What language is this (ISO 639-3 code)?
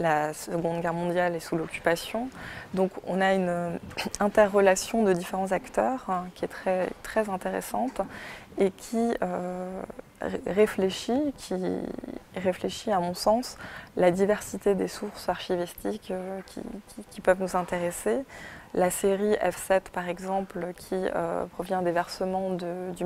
fra